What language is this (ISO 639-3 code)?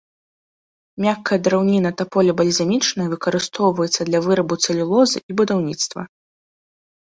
bel